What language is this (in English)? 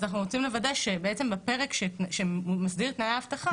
Hebrew